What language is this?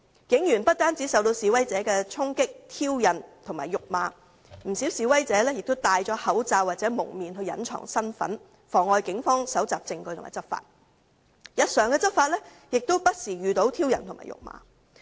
Cantonese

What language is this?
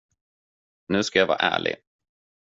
Swedish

